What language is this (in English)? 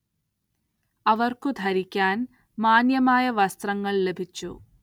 Malayalam